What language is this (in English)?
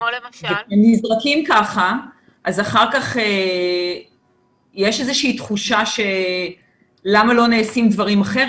Hebrew